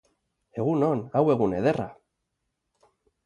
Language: Basque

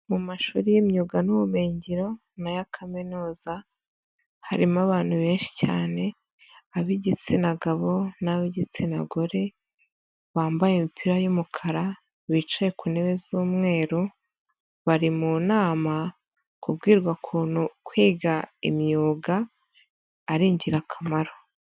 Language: Kinyarwanda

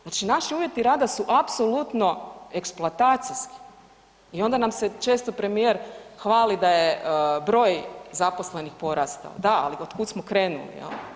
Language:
Croatian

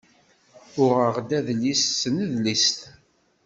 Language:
Kabyle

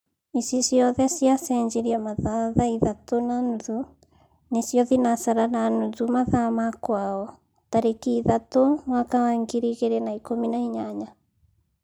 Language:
Kikuyu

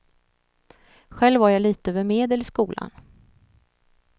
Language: Swedish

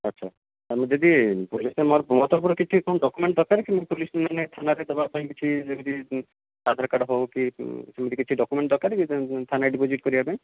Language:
Odia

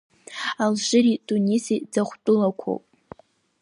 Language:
Abkhazian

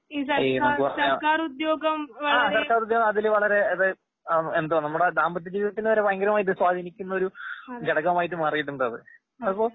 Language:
Malayalam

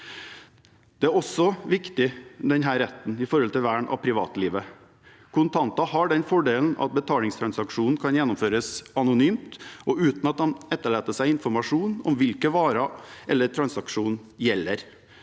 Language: Norwegian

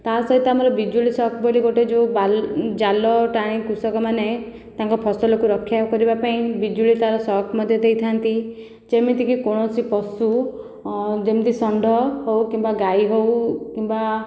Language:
Odia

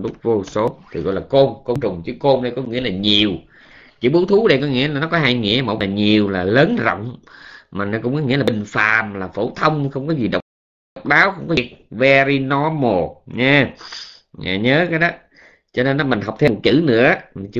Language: Vietnamese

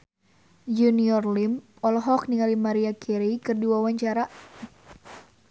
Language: Sundanese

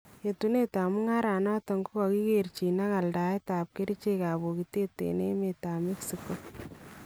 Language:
Kalenjin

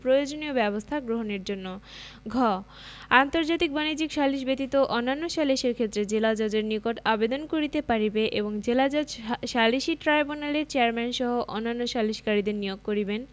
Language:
Bangla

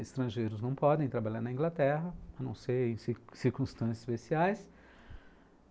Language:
Portuguese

